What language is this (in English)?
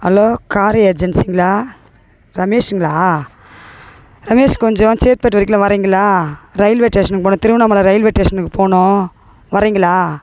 Tamil